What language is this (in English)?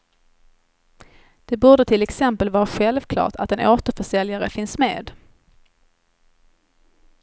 Swedish